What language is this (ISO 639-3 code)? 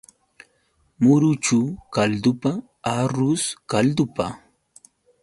qux